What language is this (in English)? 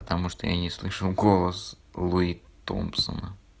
Russian